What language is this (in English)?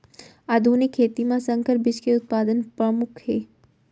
Chhattisgarhi